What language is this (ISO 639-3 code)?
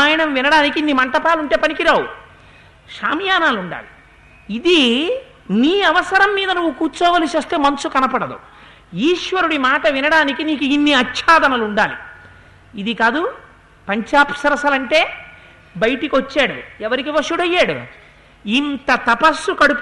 tel